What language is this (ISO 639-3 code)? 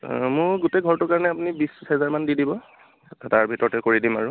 asm